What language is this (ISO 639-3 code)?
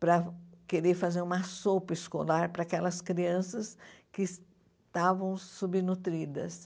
por